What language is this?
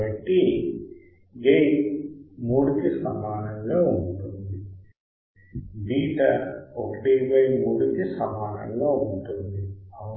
Telugu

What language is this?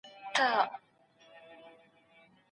Pashto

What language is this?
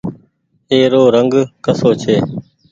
Goaria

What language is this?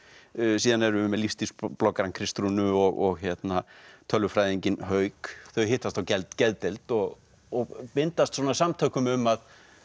Icelandic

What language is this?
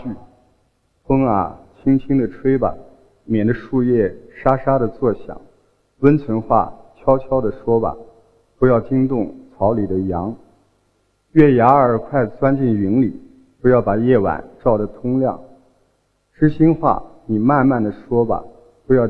Chinese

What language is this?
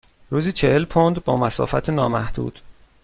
Persian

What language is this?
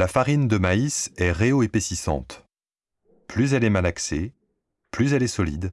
French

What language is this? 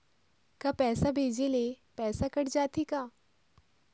Chhattisgarhi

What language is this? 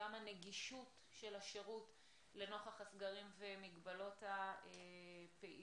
Hebrew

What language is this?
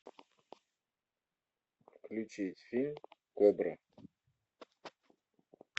Russian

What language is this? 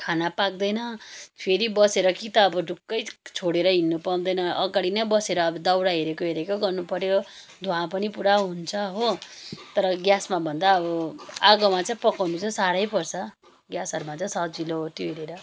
Nepali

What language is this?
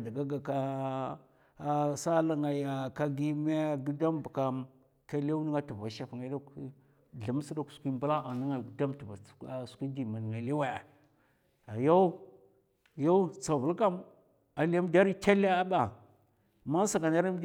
Mafa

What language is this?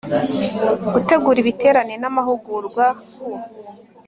Kinyarwanda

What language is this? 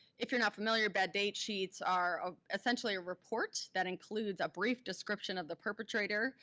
English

